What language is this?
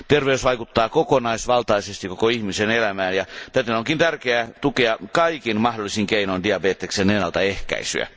Finnish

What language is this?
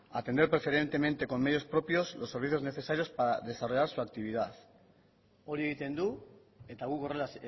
Spanish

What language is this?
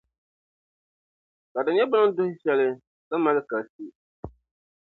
Dagbani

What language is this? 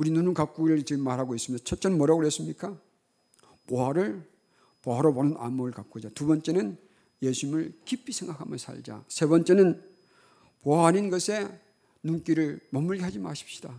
Korean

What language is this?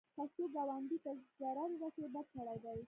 Pashto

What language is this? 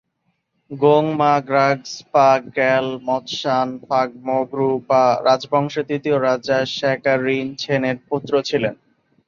Bangla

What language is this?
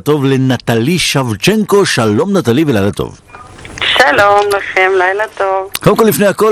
Hebrew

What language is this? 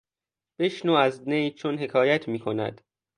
Persian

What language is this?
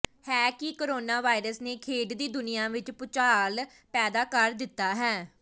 Punjabi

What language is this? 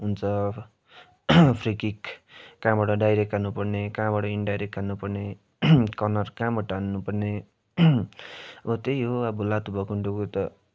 Nepali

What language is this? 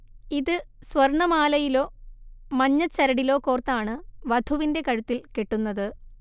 Malayalam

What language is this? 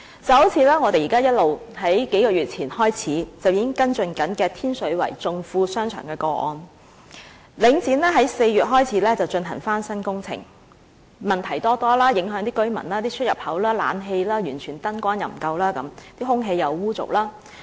Cantonese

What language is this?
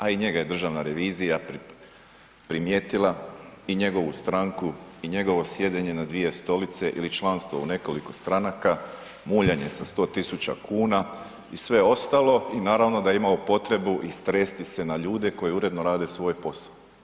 Croatian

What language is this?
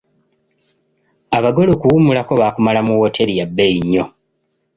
Ganda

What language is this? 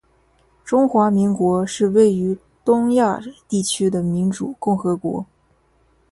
Chinese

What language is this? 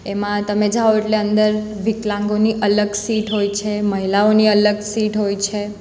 Gujarati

